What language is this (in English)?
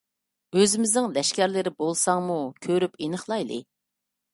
Uyghur